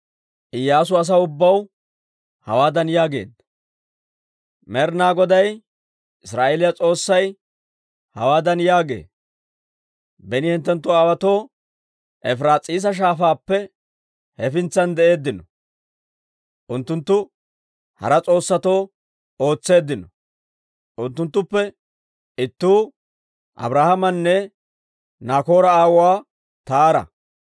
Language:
Dawro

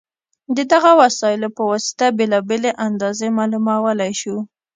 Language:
Pashto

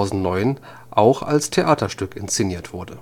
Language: German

